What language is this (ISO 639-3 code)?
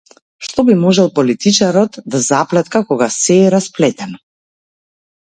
mkd